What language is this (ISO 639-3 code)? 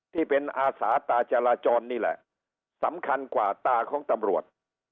tha